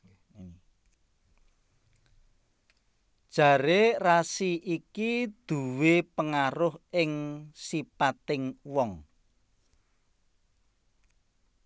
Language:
Javanese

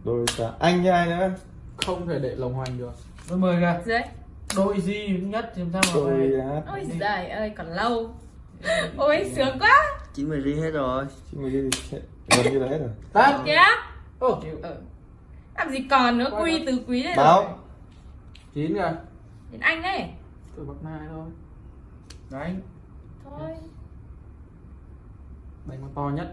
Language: Vietnamese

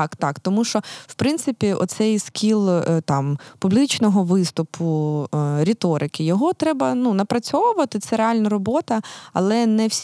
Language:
Ukrainian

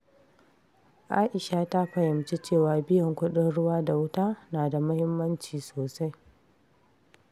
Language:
Hausa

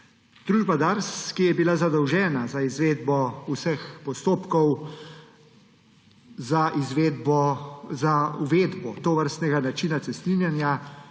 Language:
Slovenian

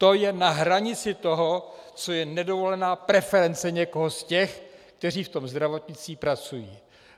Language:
Czech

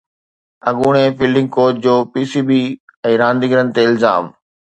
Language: Sindhi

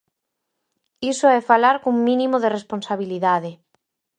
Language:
Galician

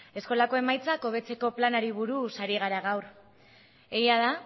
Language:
Basque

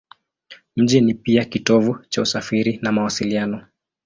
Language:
Swahili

